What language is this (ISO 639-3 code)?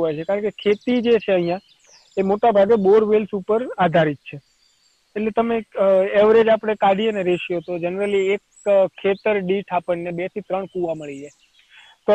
guj